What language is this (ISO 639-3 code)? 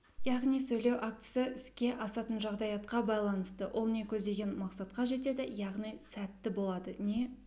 kaz